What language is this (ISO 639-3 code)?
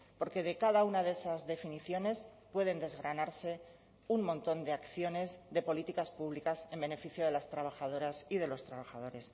spa